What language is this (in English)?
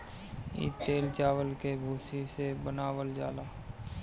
Bhojpuri